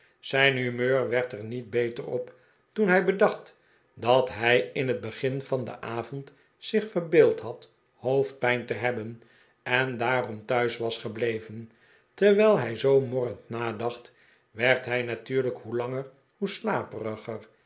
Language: Dutch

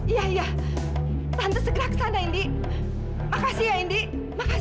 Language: Indonesian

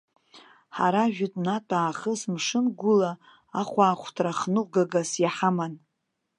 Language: Abkhazian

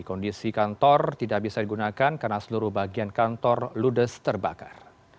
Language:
Indonesian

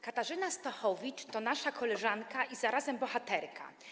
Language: Polish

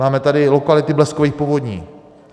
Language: Czech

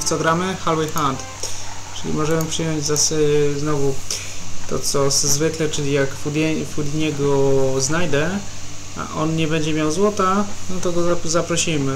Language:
Polish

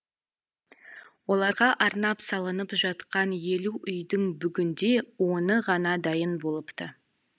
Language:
Kazakh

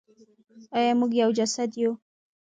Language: Pashto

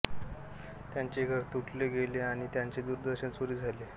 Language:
Marathi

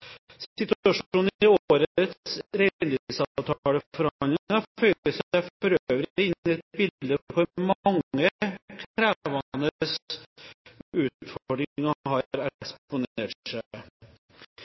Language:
Norwegian Bokmål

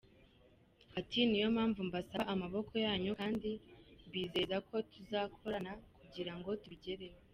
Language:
Kinyarwanda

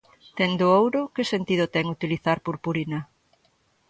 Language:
Galician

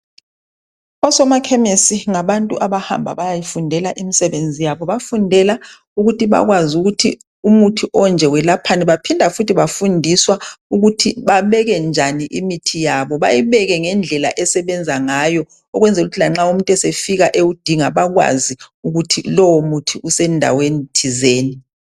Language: North Ndebele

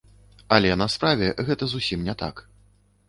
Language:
Belarusian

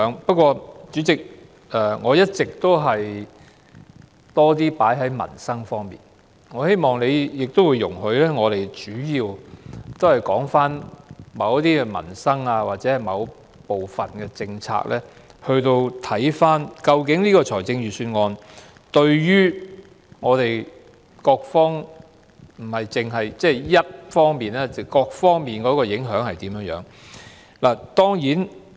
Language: Cantonese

